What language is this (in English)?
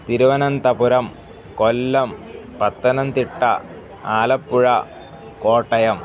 Sanskrit